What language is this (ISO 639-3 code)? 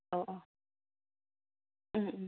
brx